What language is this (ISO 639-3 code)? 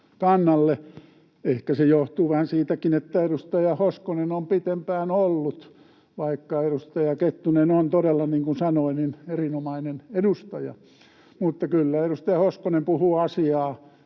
fin